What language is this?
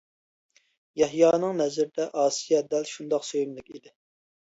Uyghur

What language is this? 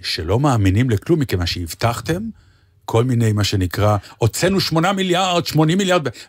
Hebrew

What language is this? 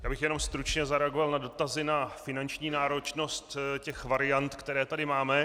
Czech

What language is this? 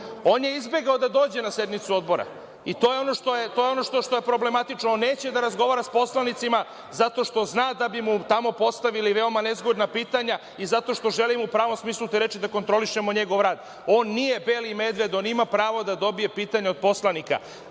Serbian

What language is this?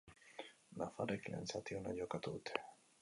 Basque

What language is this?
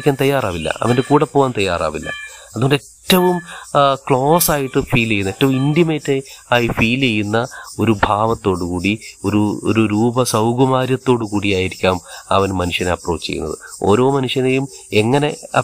Malayalam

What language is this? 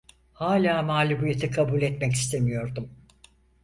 Turkish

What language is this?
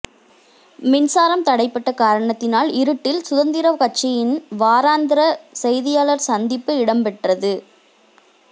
Tamil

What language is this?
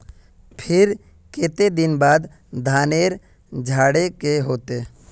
Magahi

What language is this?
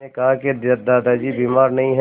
Hindi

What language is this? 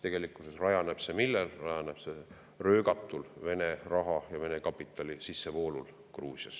Estonian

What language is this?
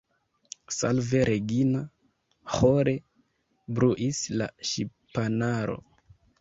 Esperanto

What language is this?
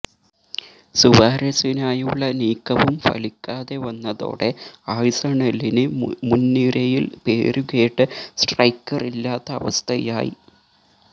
Malayalam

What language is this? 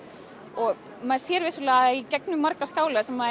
Icelandic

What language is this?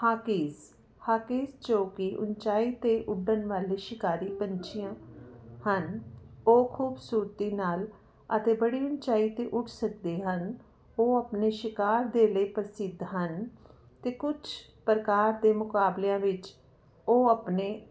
Punjabi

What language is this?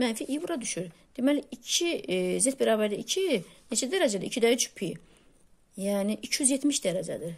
Turkish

